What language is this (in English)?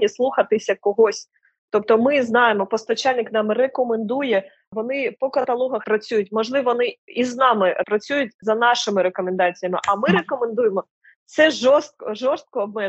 Ukrainian